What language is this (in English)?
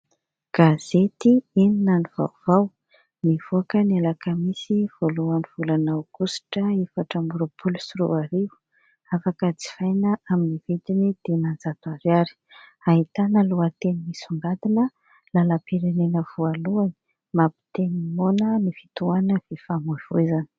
Malagasy